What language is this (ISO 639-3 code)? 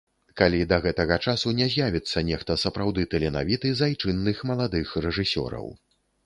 bel